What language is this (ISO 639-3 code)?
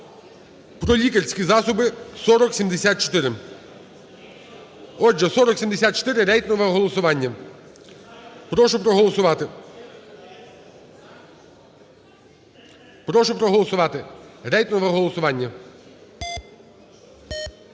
ukr